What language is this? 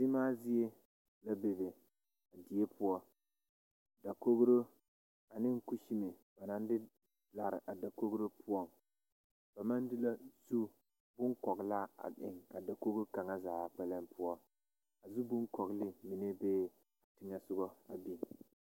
Southern Dagaare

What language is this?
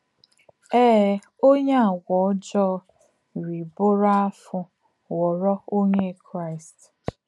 Igbo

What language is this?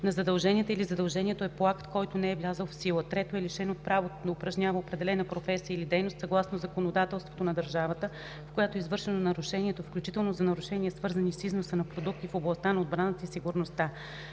Bulgarian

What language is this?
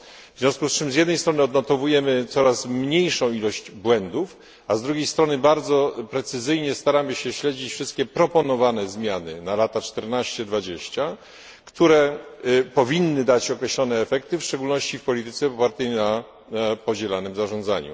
Polish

